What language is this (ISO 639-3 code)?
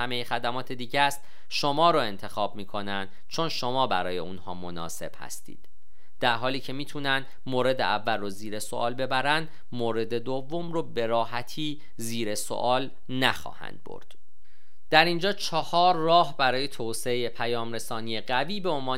fas